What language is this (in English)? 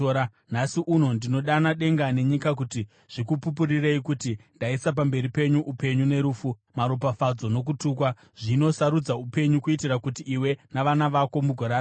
Shona